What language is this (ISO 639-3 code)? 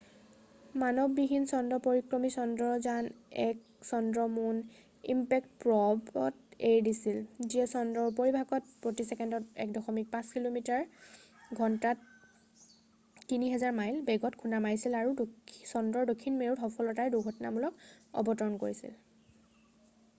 asm